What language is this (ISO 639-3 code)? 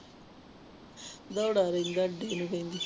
pan